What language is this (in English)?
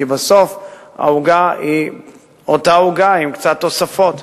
Hebrew